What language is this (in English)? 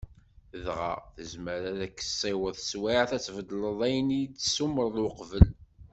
Kabyle